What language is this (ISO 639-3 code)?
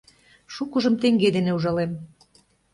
chm